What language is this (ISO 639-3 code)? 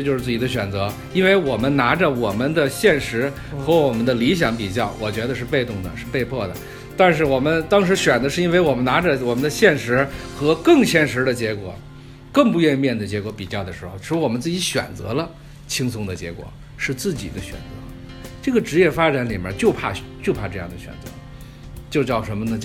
zho